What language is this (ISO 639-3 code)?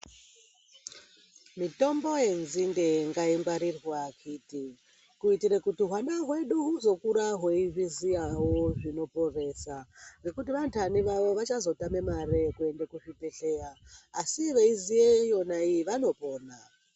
ndc